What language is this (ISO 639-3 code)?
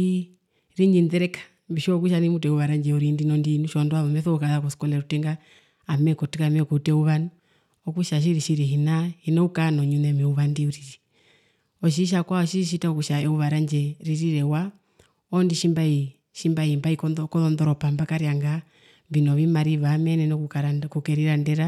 her